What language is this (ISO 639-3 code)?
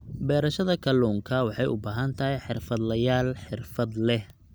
som